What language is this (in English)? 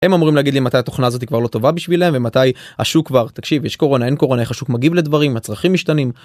Hebrew